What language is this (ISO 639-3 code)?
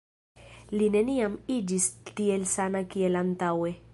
epo